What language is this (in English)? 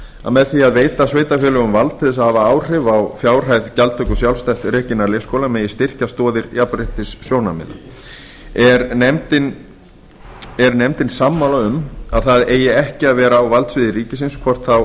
Icelandic